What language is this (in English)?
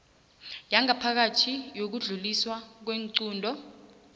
South Ndebele